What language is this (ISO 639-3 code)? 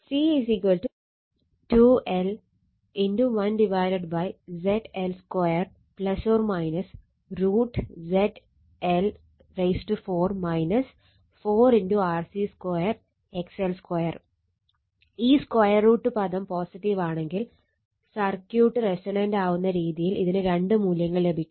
mal